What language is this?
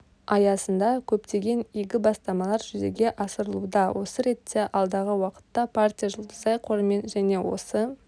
Kazakh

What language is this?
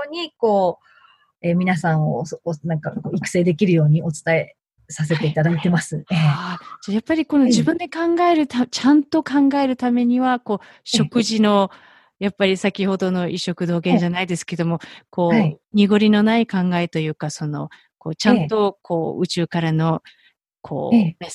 Japanese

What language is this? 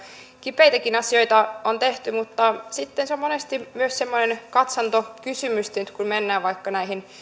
Finnish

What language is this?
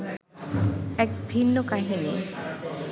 Bangla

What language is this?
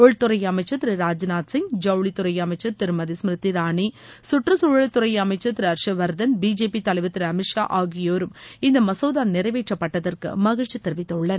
Tamil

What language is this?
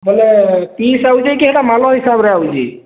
Odia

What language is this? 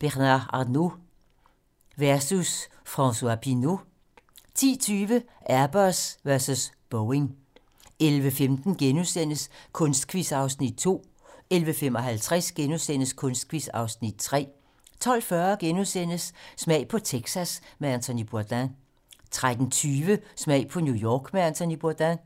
Danish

